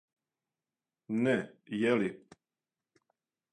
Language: Serbian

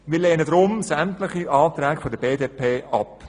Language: Swiss German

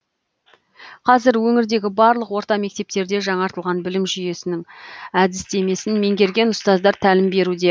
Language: Kazakh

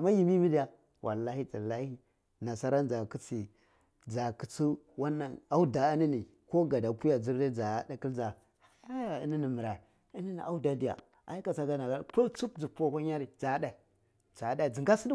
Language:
Cibak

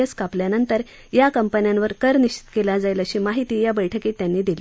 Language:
Marathi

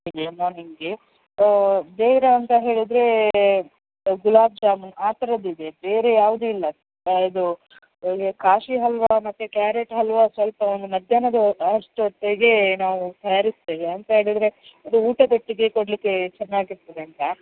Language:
Kannada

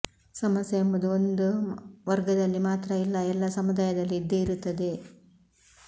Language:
Kannada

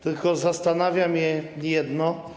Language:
Polish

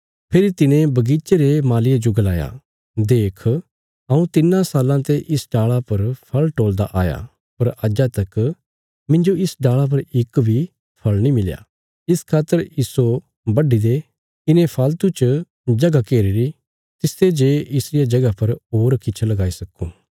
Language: Bilaspuri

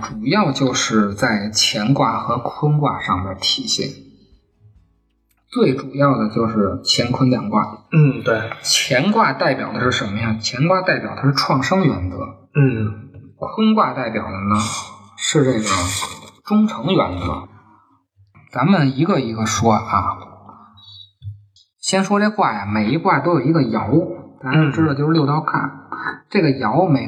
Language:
Chinese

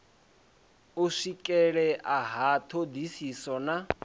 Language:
Venda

